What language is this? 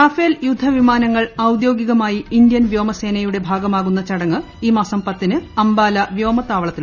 Malayalam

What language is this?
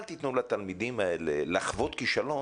Hebrew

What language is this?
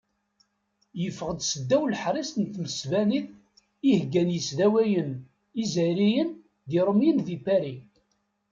Kabyle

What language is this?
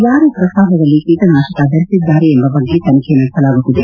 Kannada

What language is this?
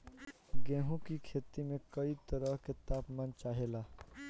Bhojpuri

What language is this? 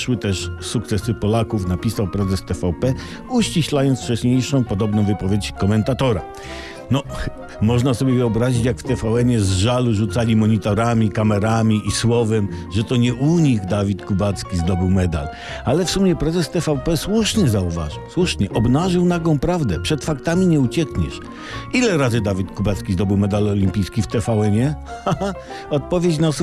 Polish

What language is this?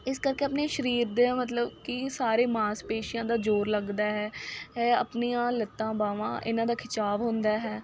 Punjabi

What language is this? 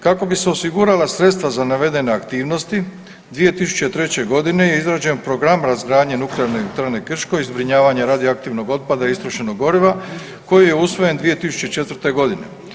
Croatian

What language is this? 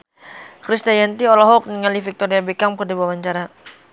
Sundanese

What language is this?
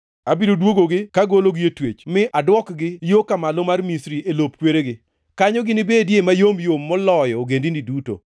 Luo (Kenya and Tanzania)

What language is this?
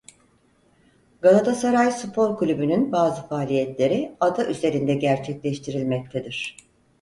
Turkish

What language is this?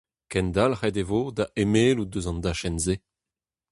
Breton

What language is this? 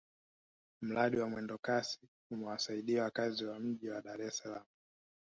Swahili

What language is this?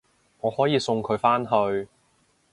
Cantonese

